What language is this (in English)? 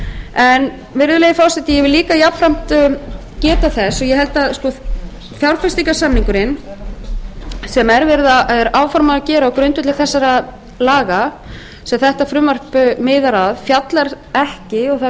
Icelandic